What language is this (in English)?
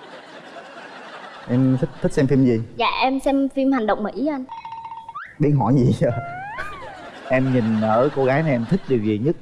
Vietnamese